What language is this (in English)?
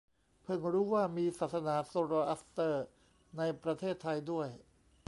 Thai